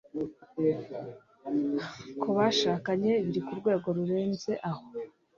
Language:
Kinyarwanda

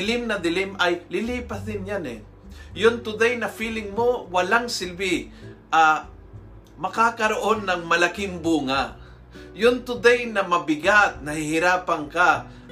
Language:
Filipino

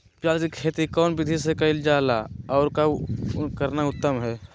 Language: Magahi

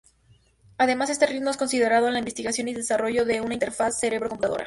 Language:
Spanish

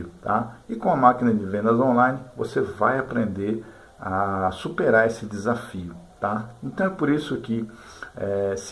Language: Portuguese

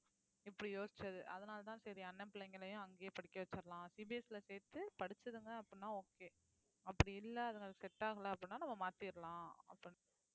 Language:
Tamil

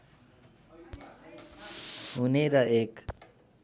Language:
Nepali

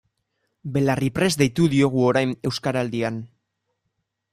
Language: Basque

